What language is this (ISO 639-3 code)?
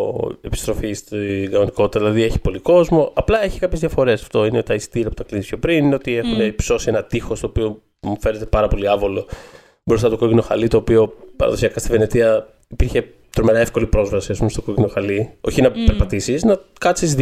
ell